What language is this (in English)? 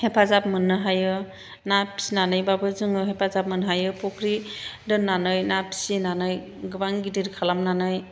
Bodo